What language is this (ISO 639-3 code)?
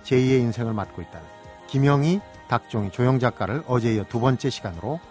kor